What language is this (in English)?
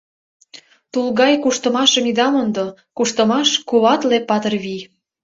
Mari